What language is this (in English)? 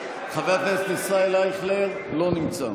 Hebrew